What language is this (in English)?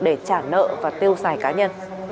Vietnamese